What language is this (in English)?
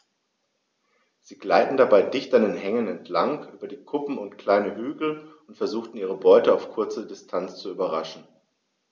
German